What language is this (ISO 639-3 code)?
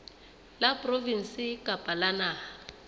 sot